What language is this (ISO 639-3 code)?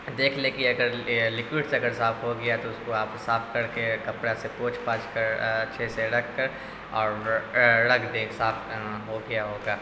urd